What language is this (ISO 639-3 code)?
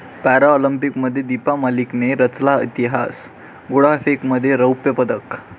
mar